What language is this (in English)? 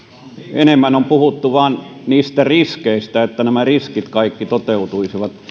Finnish